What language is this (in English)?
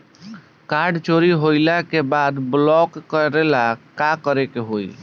Bhojpuri